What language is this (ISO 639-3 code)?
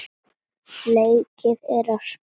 isl